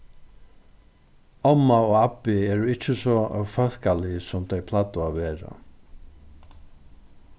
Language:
Faroese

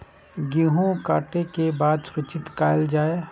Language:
Maithili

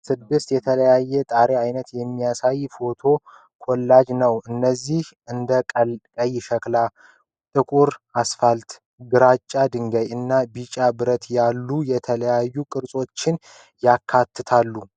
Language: Amharic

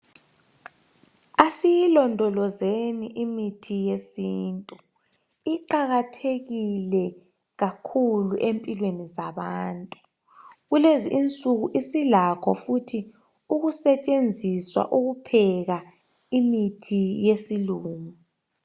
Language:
North Ndebele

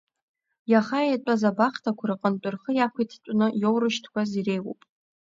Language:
Abkhazian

